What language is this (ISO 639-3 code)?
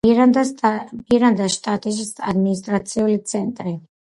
kat